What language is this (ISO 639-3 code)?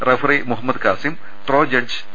mal